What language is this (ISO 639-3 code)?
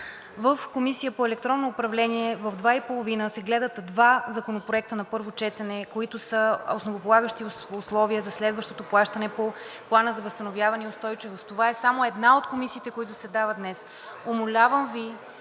bul